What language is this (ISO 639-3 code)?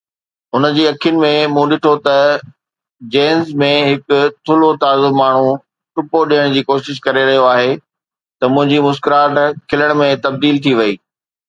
snd